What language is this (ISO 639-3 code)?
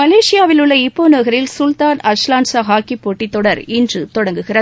tam